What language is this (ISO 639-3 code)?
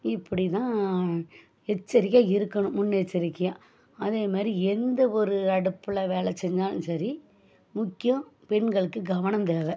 tam